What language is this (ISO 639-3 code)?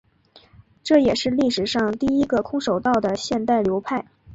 zho